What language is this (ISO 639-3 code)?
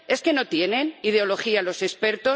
spa